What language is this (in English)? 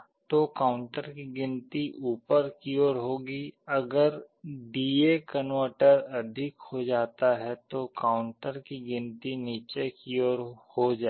Hindi